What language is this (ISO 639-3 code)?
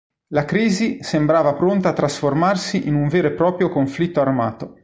ita